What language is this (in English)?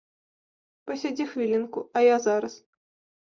Belarusian